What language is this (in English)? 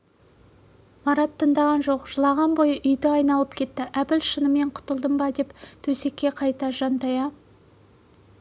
Kazakh